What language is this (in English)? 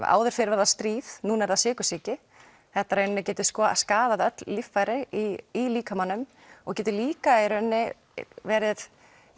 Icelandic